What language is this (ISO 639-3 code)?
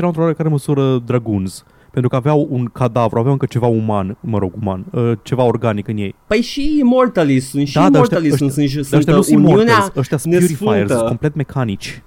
ron